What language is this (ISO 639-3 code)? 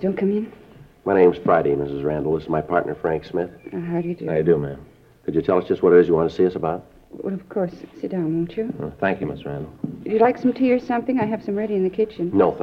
eng